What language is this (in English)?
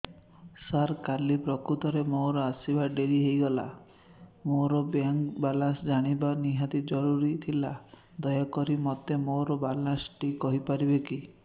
Odia